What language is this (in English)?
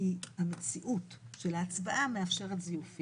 Hebrew